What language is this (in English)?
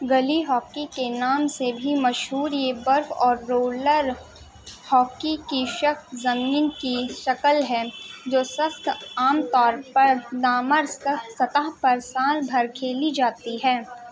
Urdu